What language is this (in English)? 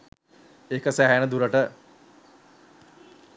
Sinhala